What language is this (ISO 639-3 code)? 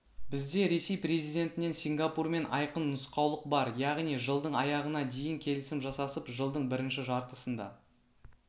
kaz